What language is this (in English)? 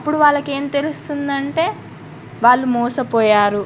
Telugu